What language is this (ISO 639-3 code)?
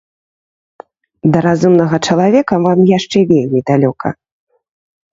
bel